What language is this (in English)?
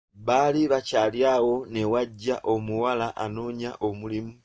Ganda